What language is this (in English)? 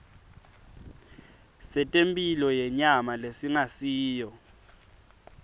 Swati